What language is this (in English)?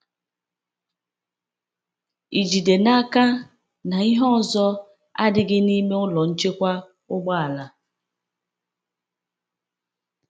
Igbo